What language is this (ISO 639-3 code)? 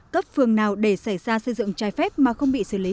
vie